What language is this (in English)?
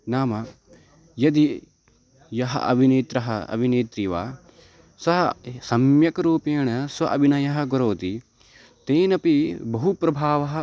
Sanskrit